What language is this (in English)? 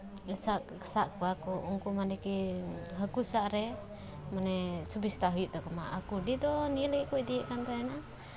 Santali